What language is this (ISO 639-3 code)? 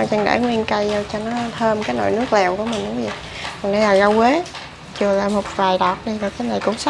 vie